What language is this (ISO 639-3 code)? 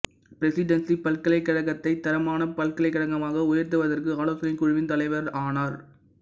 tam